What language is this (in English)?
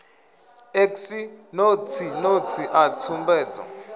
Venda